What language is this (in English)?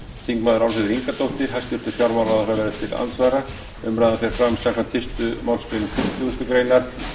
Icelandic